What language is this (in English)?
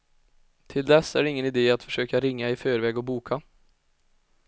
Swedish